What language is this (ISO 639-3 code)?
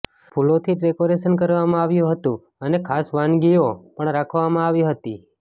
guj